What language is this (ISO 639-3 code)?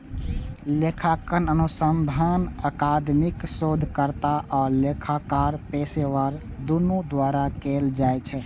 mai